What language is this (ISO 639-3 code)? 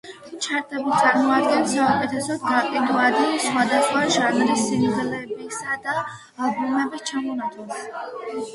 kat